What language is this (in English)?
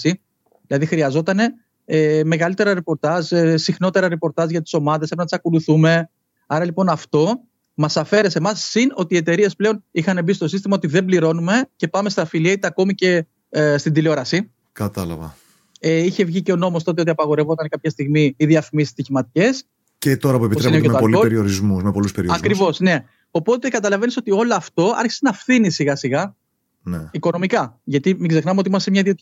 Greek